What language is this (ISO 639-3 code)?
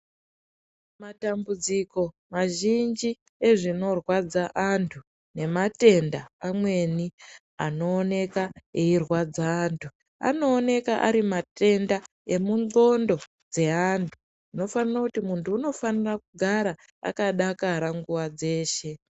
ndc